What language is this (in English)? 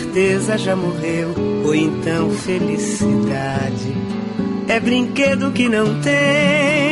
Portuguese